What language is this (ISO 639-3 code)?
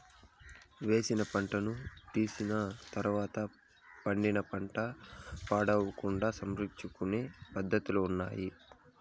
tel